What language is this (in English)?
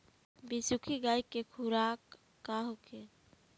Bhojpuri